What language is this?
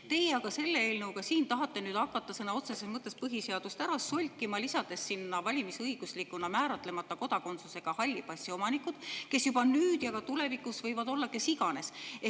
Estonian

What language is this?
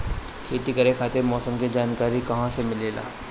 Bhojpuri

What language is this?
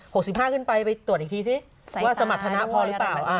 Thai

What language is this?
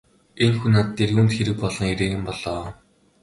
Mongolian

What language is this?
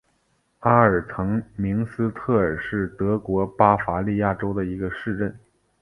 Chinese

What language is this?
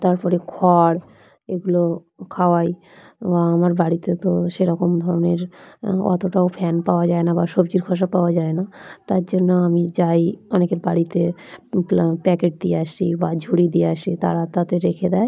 Bangla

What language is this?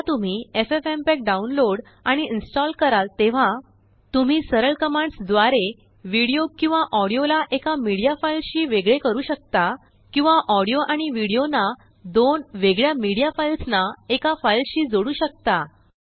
Marathi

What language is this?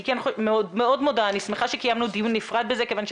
Hebrew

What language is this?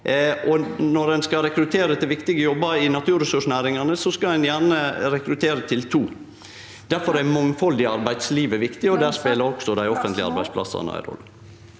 Norwegian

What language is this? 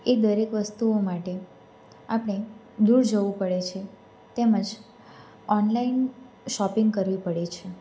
Gujarati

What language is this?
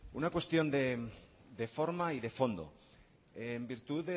Spanish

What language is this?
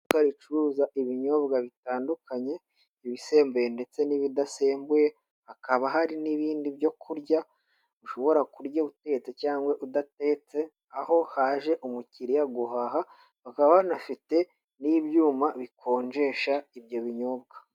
Kinyarwanda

